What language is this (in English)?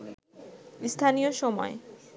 Bangla